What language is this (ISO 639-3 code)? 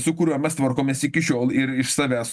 lit